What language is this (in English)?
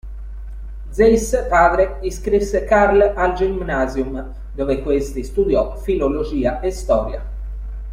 Italian